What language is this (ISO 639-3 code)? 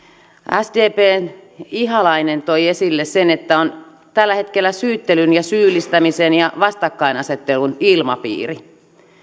fin